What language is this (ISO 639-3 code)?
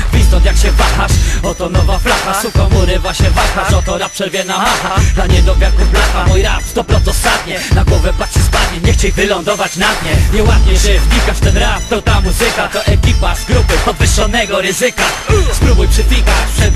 pol